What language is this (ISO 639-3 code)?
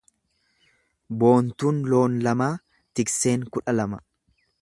orm